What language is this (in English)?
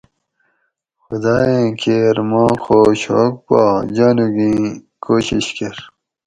Gawri